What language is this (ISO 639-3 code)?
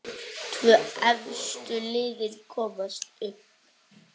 isl